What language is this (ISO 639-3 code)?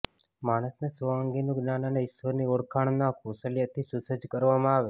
guj